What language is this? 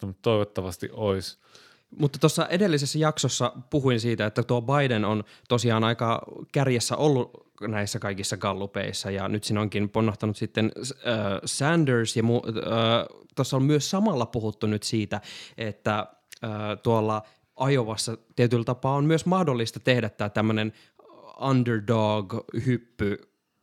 Finnish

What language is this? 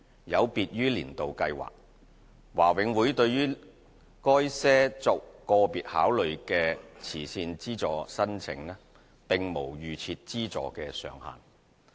Cantonese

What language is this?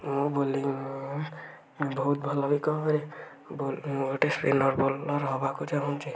Odia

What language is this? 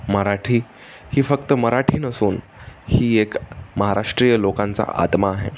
Marathi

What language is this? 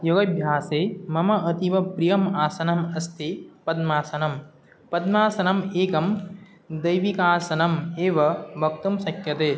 Sanskrit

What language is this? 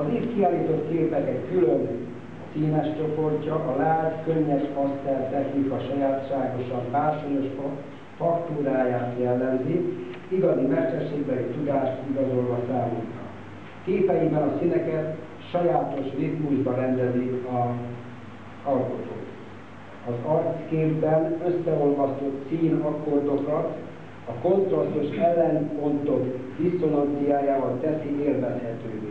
Hungarian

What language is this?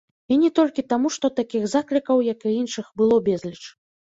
Belarusian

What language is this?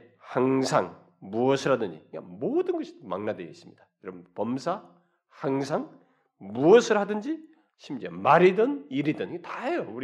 Korean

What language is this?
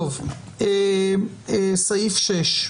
Hebrew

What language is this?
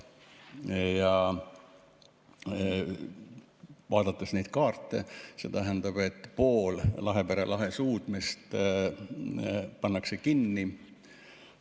Estonian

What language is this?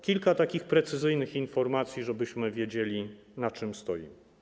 Polish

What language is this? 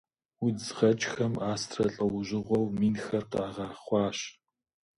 Kabardian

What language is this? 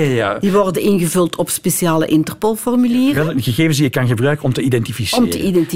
Dutch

